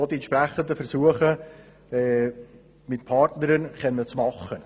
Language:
Swiss German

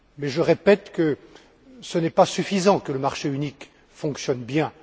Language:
French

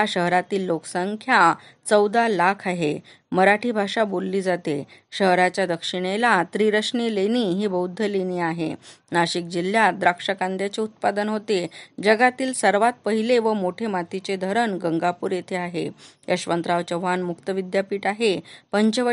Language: Marathi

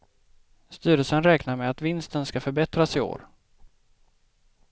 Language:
Swedish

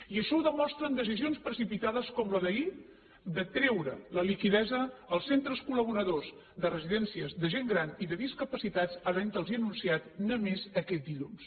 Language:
Catalan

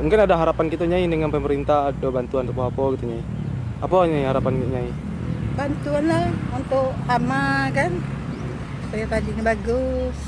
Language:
Indonesian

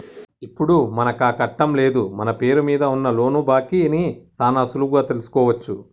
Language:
Telugu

